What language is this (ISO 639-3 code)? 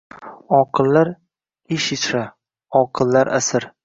uzb